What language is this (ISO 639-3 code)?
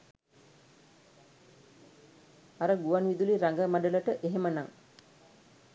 sin